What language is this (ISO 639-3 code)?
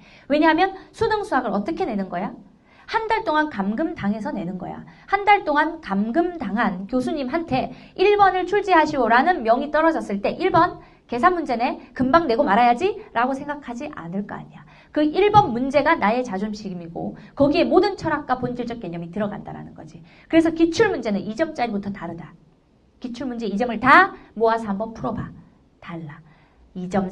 kor